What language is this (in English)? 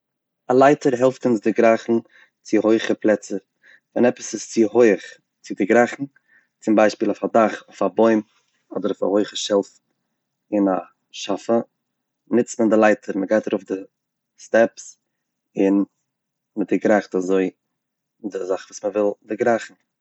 Yiddish